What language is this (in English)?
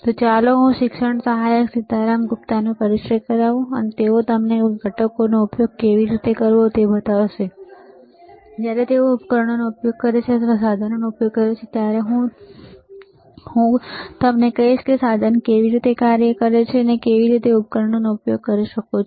Gujarati